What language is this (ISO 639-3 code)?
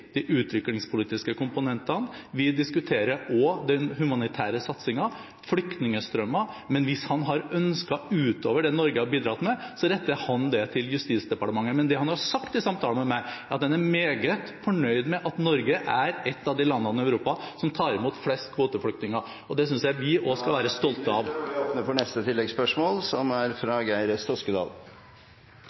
nor